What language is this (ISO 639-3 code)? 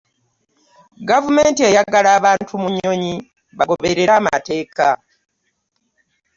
lug